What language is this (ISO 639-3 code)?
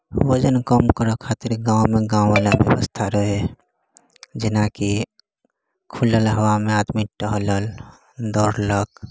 mai